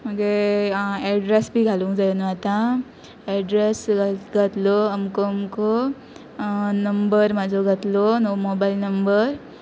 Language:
Konkani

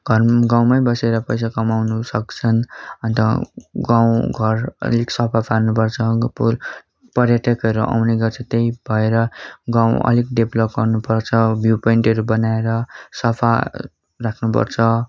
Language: Nepali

